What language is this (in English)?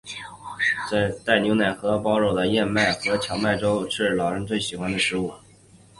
Chinese